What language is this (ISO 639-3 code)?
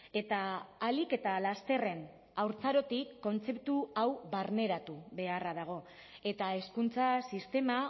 eus